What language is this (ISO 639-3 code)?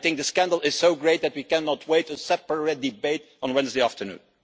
eng